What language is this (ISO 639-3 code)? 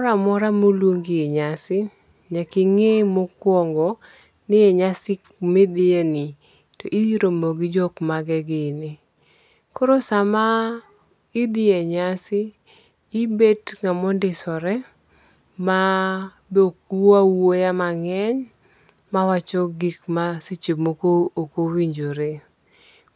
luo